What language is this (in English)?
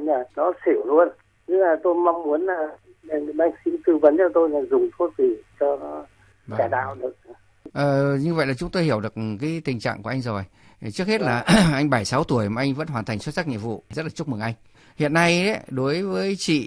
Vietnamese